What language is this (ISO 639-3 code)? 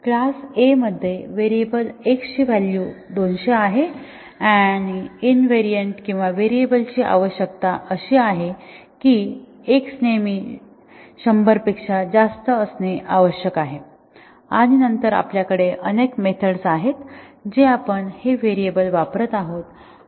mar